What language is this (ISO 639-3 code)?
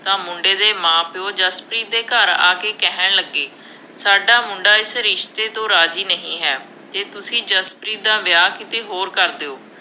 pan